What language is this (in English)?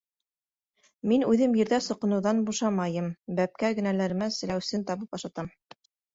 Bashkir